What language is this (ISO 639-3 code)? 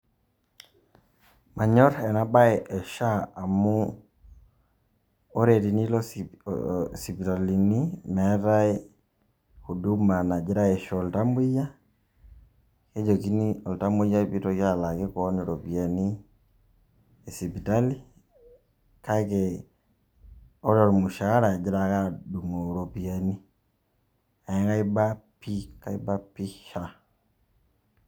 mas